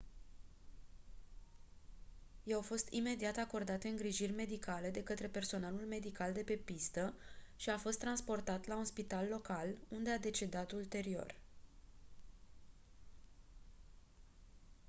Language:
Romanian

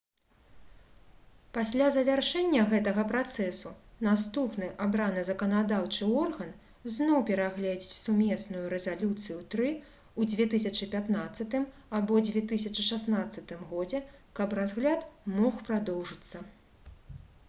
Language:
Belarusian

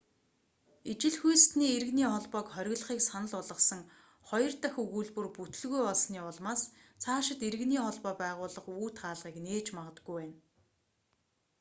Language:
Mongolian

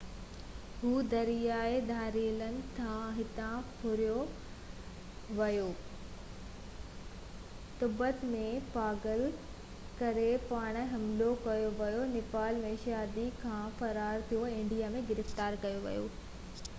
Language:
Sindhi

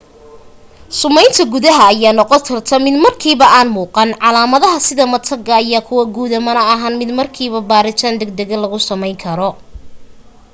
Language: Somali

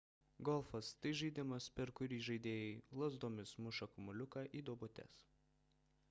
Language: Lithuanian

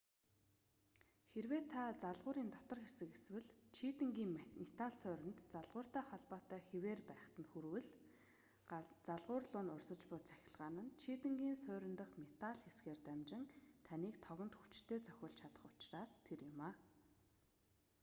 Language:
Mongolian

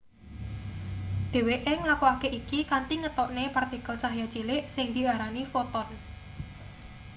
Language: Javanese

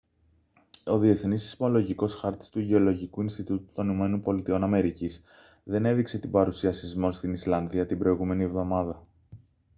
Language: Greek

